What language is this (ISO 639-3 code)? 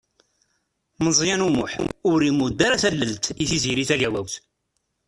kab